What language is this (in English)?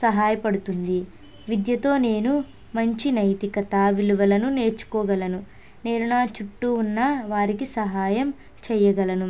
Telugu